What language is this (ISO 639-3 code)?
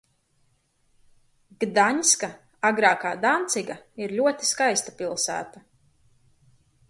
lav